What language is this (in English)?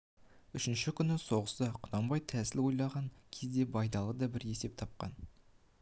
Kazakh